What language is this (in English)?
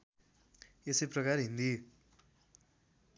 Nepali